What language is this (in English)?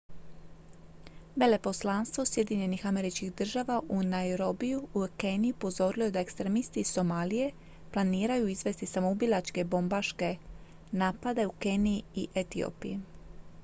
Croatian